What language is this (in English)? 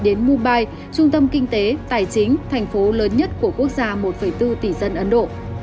Vietnamese